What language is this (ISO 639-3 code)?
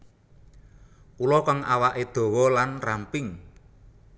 jav